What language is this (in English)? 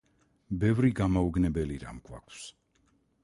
Georgian